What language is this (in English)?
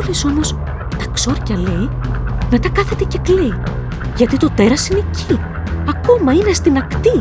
Greek